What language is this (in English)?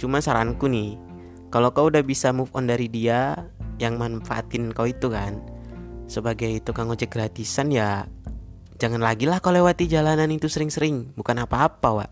Indonesian